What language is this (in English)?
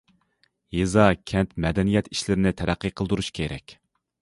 Uyghur